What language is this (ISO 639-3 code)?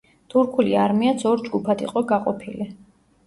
kat